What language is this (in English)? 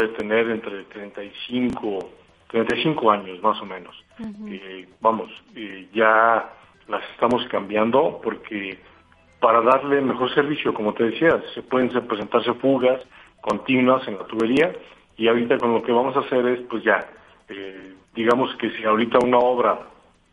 Spanish